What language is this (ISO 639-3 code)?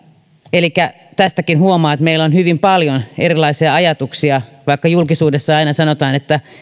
fin